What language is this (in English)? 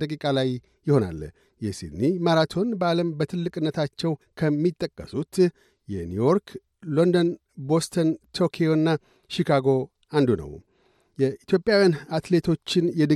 Amharic